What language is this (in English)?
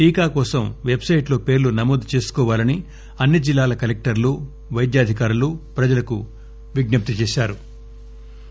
Telugu